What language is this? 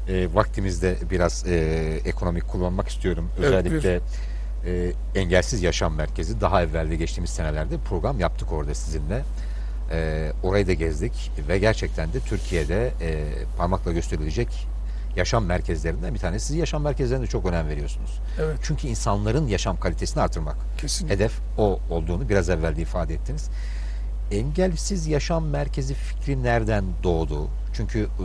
Turkish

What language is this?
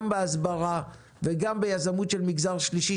Hebrew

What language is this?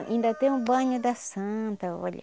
Portuguese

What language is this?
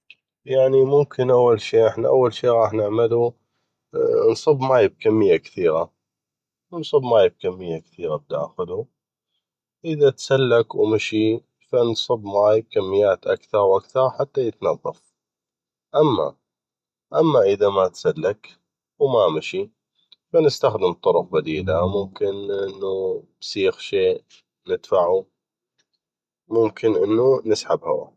North Mesopotamian Arabic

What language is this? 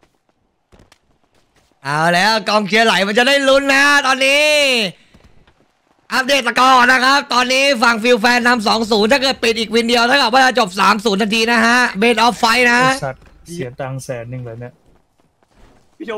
Thai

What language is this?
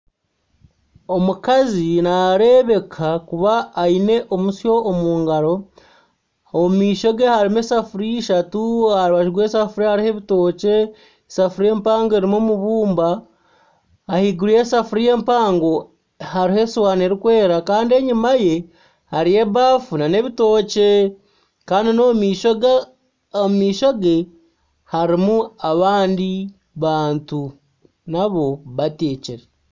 Nyankole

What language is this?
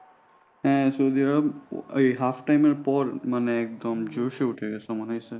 Bangla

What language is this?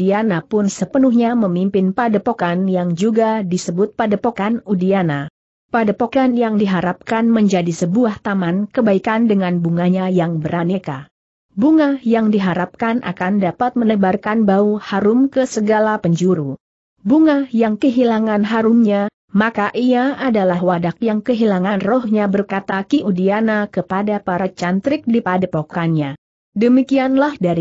Indonesian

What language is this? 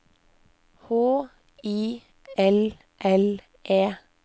Norwegian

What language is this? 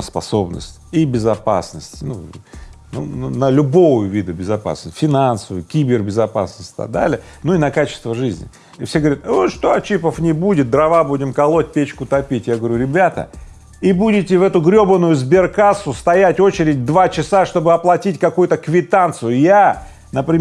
Russian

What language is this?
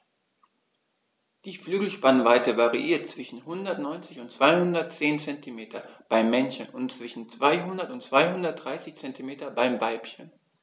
German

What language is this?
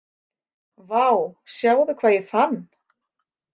Icelandic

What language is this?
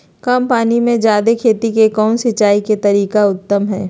Magahi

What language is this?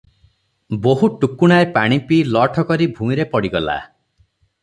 Odia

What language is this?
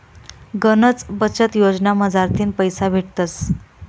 Marathi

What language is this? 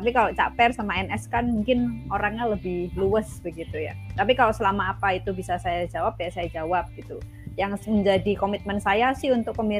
Indonesian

